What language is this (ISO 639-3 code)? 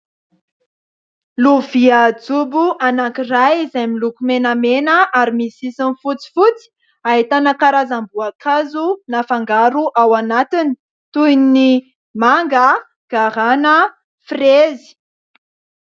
mlg